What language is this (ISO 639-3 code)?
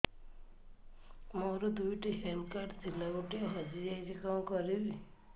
ori